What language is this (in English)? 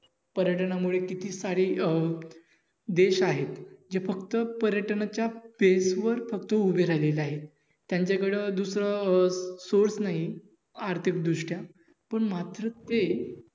Marathi